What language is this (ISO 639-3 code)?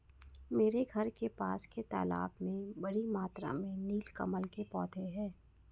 hin